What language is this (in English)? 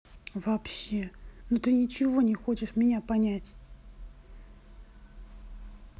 Russian